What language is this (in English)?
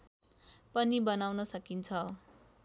Nepali